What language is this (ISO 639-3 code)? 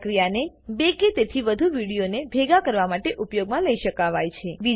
guj